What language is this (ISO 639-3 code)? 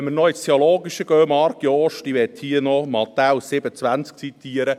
gsw